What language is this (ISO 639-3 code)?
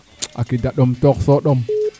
srr